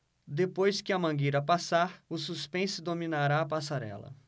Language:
Portuguese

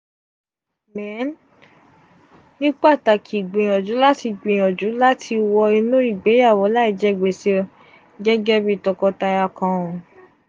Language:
Yoruba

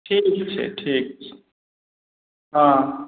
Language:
Maithili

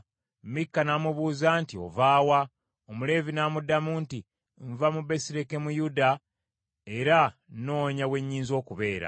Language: Ganda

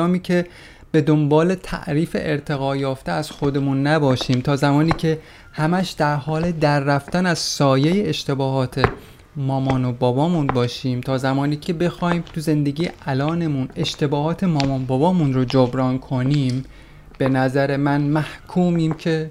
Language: Persian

